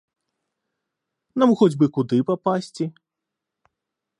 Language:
Belarusian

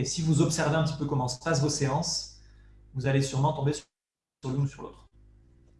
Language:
French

